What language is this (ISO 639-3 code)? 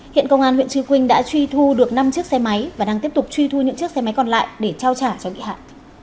vie